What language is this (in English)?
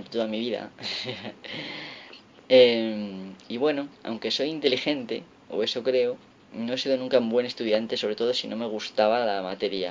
Spanish